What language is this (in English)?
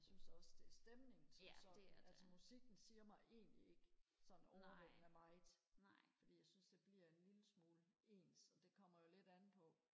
Danish